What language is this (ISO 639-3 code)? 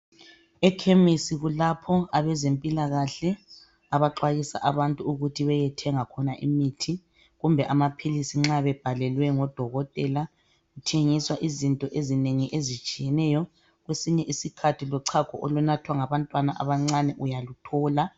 nde